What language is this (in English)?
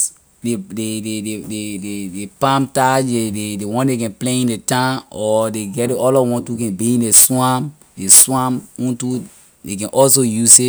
Liberian English